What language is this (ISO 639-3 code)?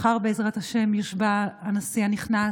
heb